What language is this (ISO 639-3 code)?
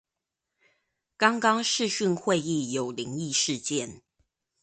zho